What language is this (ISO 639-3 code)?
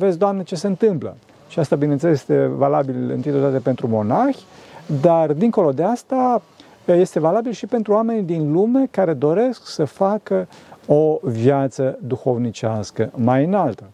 ron